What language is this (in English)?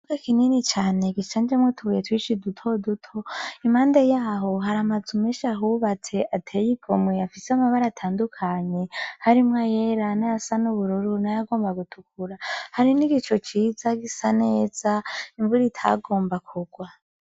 Rundi